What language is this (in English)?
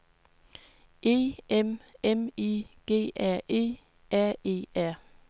Danish